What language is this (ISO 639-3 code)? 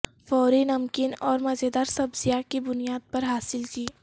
urd